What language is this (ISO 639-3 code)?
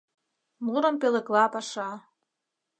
chm